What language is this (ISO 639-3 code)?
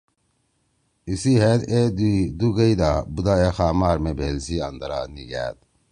trw